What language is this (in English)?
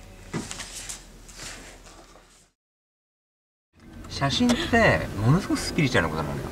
Japanese